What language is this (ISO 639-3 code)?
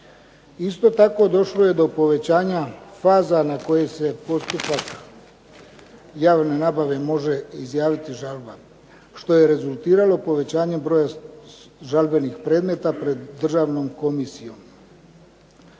hrv